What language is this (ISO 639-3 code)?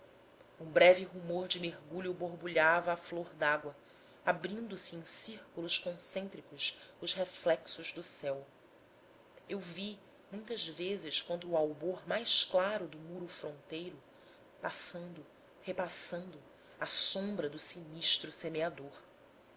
por